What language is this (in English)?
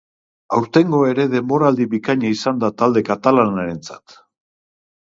Basque